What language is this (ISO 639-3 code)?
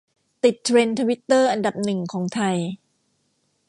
tha